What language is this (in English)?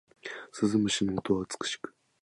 Japanese